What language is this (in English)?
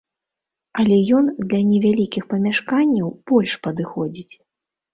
Belarusian